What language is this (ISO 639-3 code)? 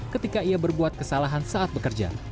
ind